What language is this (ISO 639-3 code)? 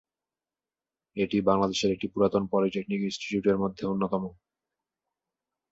ben